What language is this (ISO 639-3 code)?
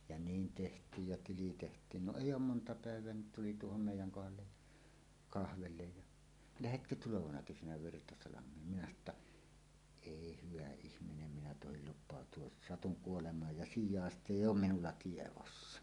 fin